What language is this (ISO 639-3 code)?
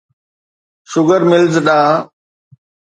snd